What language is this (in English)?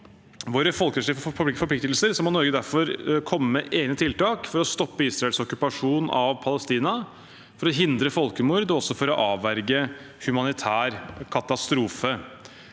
Norwegian